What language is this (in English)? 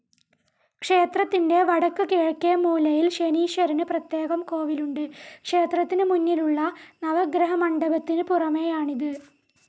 Malayalam